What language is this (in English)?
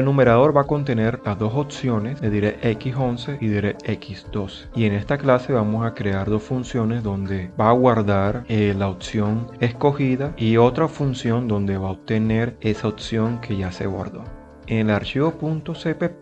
Spanish